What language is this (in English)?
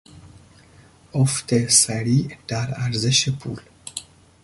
Persian